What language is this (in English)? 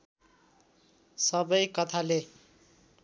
Nepali